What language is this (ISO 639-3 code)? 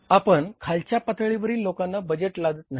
mar